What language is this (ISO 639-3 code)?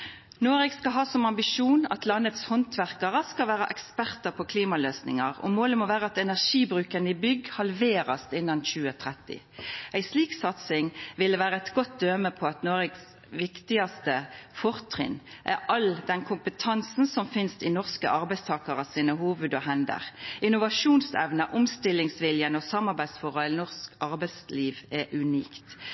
nno